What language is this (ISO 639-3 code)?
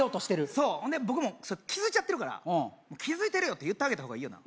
jpn